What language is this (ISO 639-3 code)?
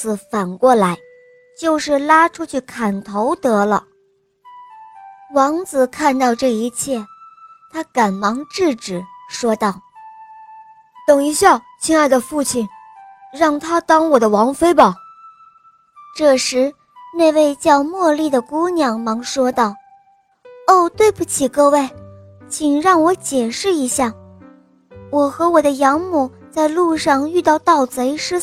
zho